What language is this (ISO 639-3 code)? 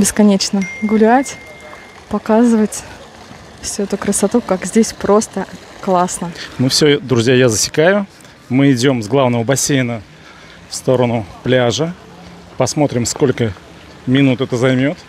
rus